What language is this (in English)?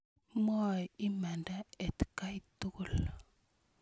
Kalenjin